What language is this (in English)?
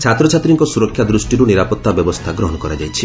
Odia